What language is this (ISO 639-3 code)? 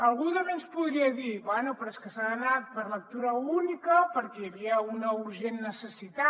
cat